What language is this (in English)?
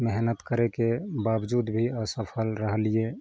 Maithili